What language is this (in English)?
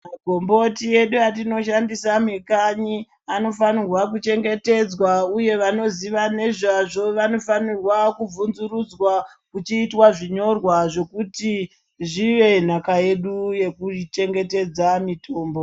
Ndau